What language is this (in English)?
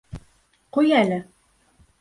Bashkir